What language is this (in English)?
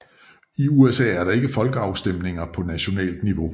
Danish